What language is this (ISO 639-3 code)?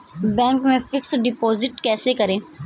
hin